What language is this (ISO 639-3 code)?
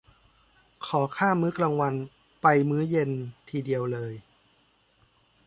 tha